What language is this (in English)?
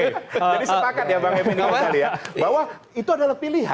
Indonesian